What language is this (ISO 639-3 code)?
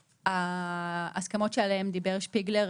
heb